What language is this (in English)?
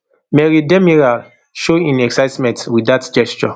Nigerian Pidgin